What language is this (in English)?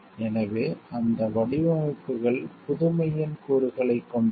Tamil